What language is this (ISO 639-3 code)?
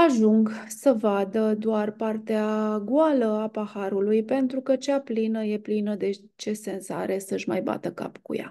ron